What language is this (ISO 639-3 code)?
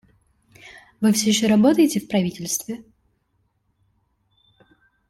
rus